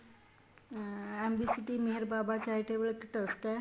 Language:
Punjabi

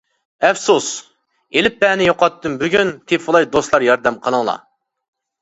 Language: Uyghur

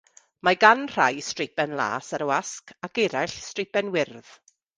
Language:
Welsh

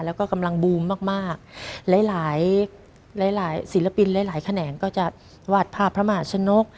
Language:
Thai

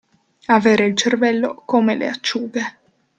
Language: Italian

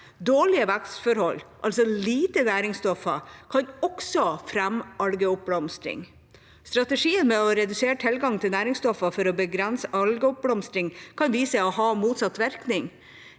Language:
Norwegian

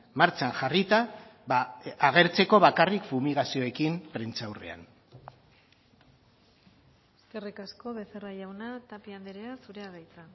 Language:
Basque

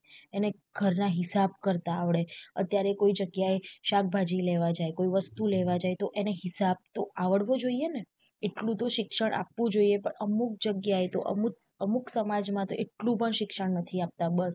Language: Gujarati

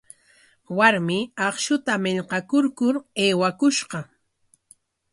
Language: Corongo Ancash Quechua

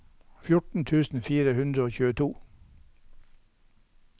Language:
Norwegian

